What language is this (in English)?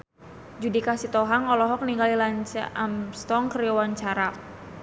Sundanese